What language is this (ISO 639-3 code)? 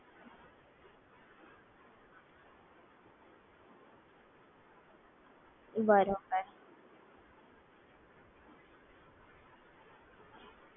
guj